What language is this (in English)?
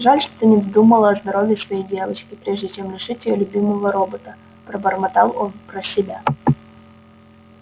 Russian